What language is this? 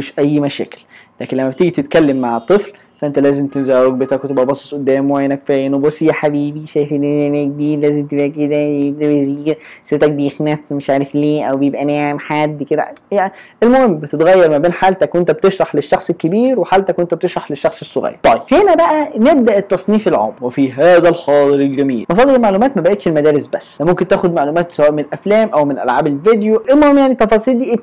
Arabic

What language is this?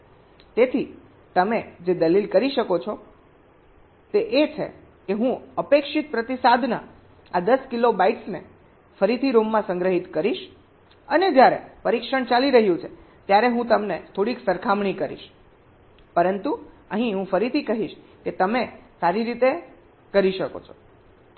Gujarati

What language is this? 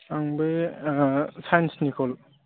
Bodo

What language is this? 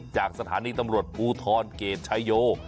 Thai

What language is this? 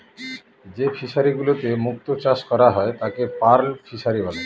Bangla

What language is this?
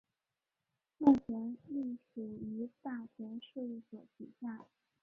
Chinese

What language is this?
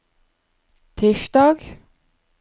Norwegian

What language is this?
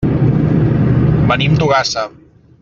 Catalan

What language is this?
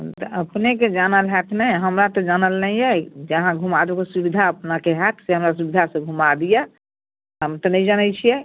Maithili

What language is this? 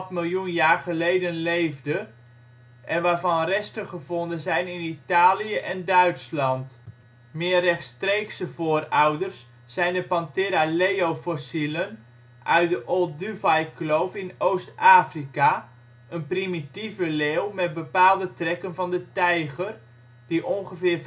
Dutch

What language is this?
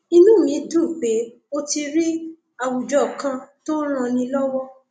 Yoruba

